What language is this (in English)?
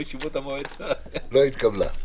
Hebrew